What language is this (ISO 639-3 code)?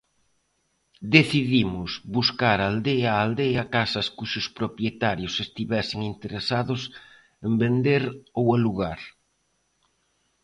glg